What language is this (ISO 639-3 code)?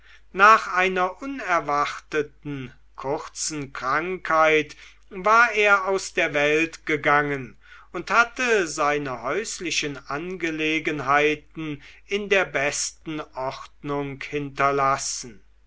deu